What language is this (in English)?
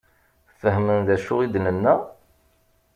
Kabyle